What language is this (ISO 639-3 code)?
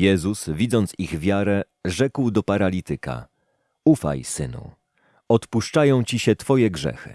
pol